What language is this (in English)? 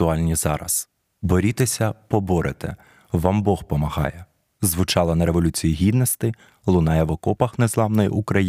Ukrainian